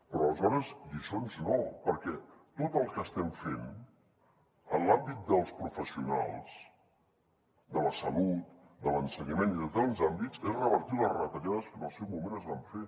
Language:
Catalan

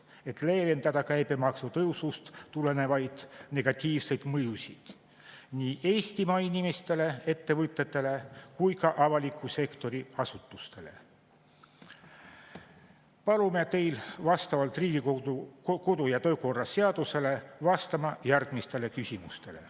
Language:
Estonian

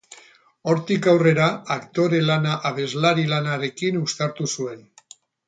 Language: Basque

